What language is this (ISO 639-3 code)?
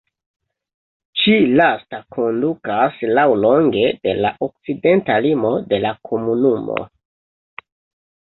epo